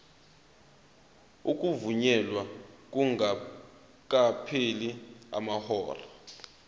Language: Zulu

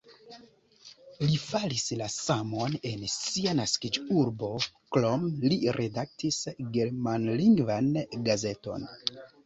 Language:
Esperanto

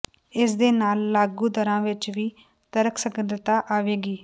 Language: Punjabi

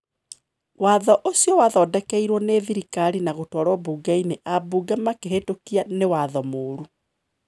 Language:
Kikuyu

